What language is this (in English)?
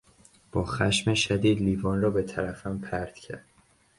Persian